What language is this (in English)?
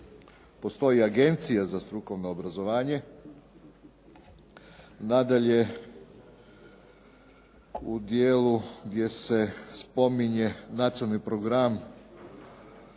Croatian